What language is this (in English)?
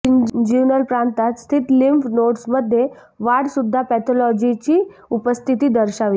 Marathi